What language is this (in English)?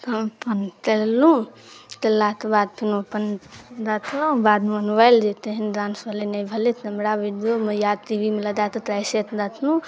Maithili